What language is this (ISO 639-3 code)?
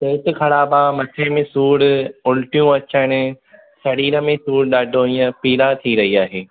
snd